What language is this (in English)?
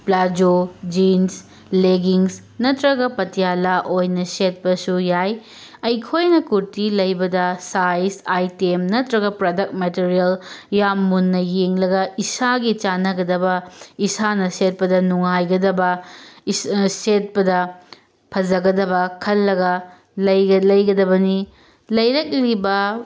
Manipuri